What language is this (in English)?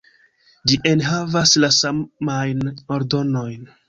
Esperanto